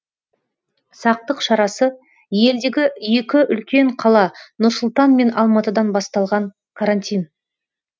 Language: Kazakh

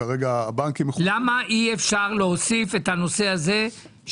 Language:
Hebrew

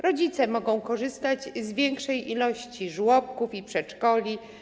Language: Polish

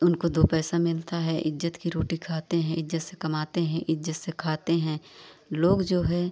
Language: Hindi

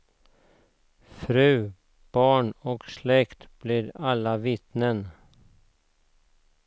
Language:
Swedish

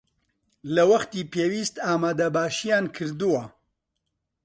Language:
Central Kurdish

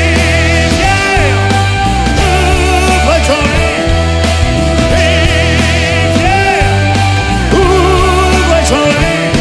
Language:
French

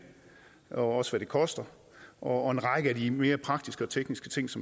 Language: Danish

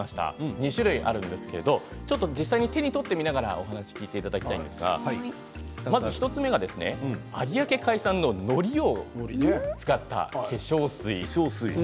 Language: Japanese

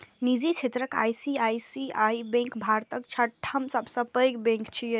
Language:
Maithili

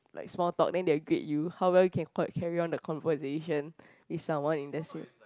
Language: English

